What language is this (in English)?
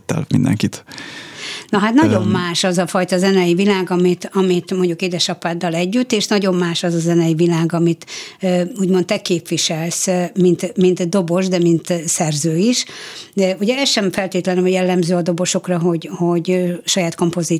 Hungarian